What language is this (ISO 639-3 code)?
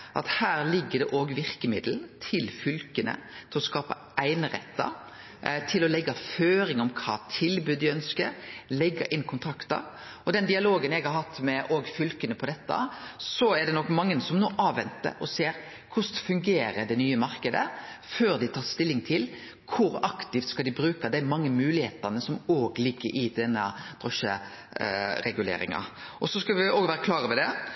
nno